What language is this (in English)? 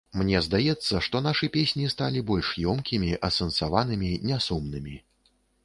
Belarusian